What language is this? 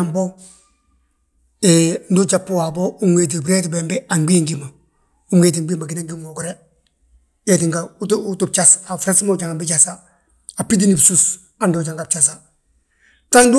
Balanta-Ganja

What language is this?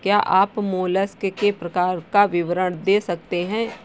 Hindi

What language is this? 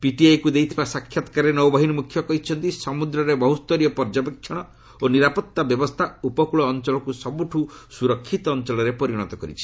Odia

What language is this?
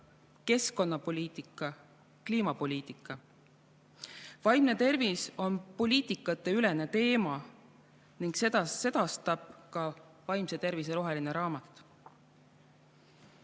Estonian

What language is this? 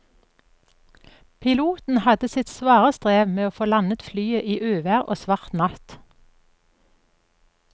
Norwegian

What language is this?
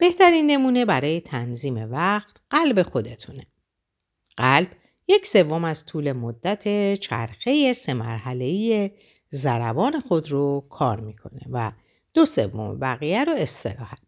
Persian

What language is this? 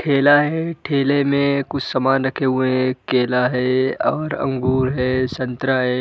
Hindi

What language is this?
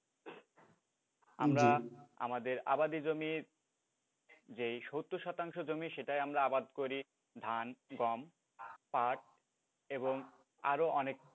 Bangla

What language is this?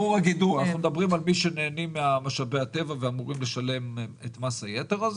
Hebrew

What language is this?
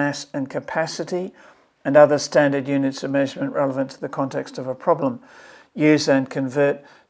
English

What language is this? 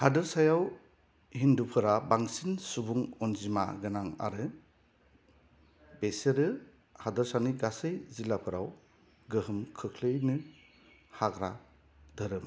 Bodo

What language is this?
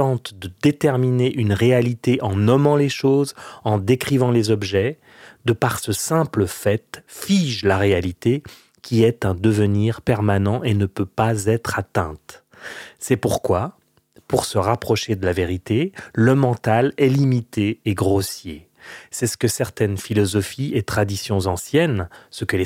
French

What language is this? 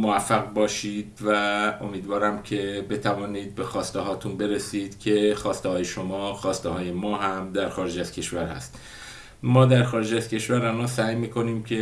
Persian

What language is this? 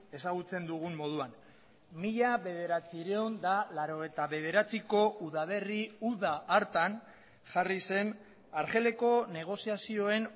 Basque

